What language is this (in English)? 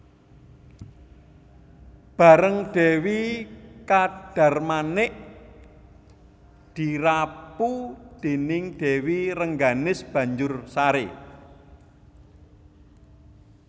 Javanese